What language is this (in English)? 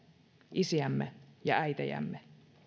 Finnish